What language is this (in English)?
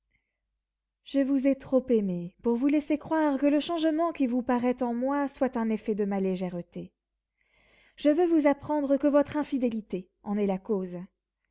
French